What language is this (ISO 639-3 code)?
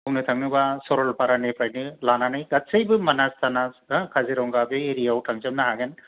brx